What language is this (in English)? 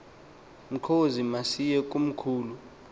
Xhosa